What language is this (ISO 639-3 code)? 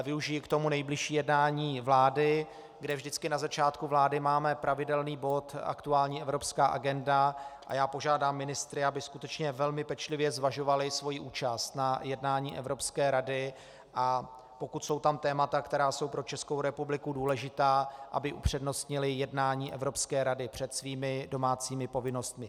ces